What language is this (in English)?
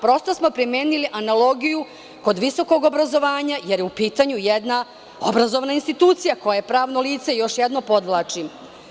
Serbian